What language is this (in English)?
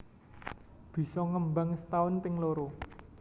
Javanese